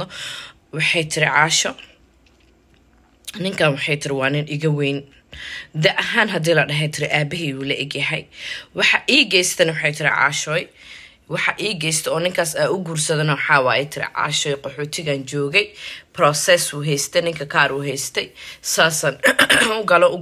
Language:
Arabic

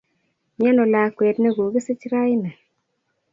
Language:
Kalenjin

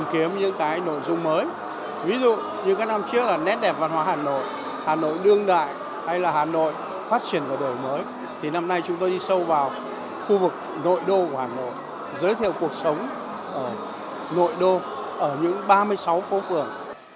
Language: Vietnamese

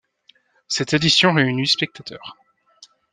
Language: French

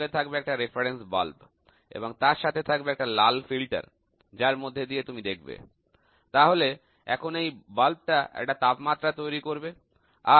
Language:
Bangla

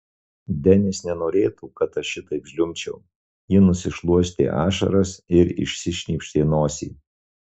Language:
Lithuanian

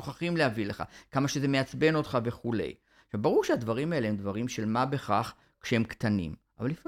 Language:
Hebrew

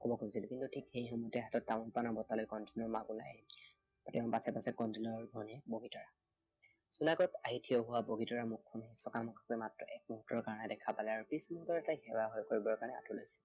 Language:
Assamese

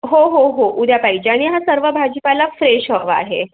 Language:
Marathi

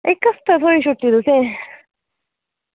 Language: Dogri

